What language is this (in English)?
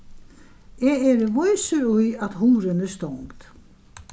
Faroese